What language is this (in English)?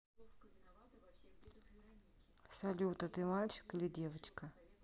Russian